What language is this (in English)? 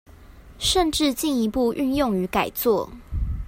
Chinese